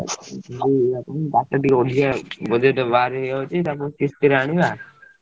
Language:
Odia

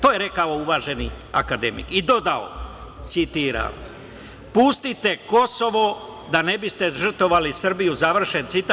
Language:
Serbian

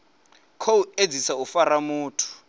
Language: Venda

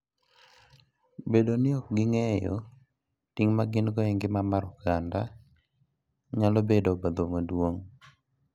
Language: Luo (Kenya and Tanzania)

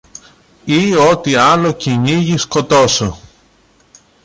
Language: Greek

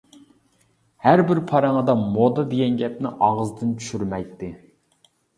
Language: Uyghur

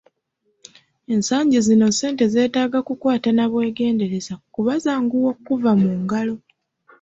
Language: Ganda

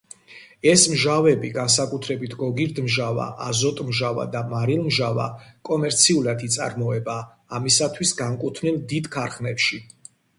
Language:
Georgian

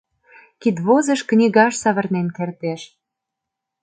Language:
Mari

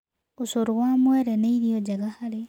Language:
Kikuyu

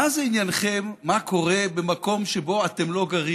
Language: Hebrew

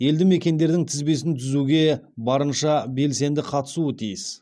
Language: Kazakh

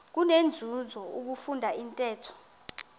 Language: Xhosa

